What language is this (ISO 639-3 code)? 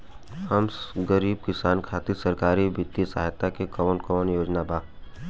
bho